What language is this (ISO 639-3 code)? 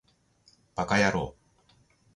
jpn